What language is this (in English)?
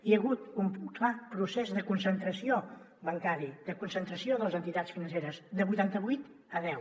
Catalan